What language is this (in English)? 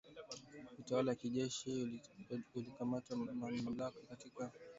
Swahili